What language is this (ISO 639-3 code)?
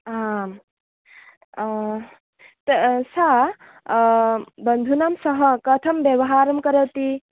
san